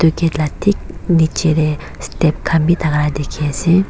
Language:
Naga Pidgin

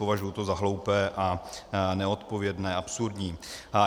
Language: Czech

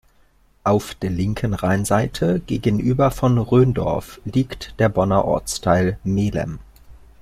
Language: German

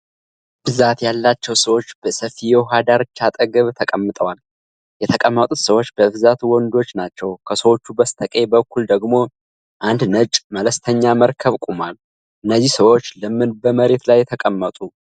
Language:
Amharic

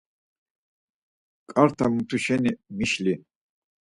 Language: Laz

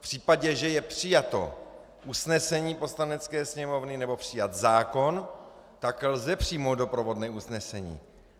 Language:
Czech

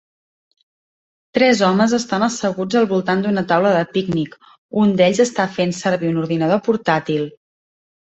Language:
Catalan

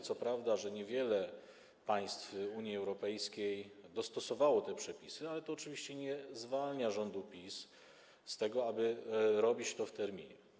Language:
Polish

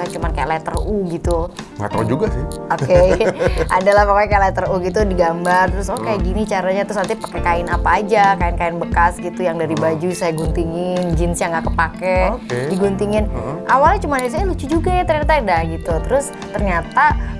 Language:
Indonesian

